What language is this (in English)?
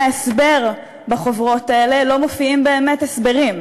Hebrew